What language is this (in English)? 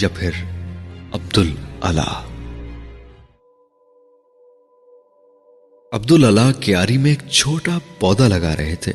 Urdu